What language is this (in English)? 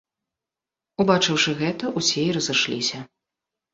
Belarusian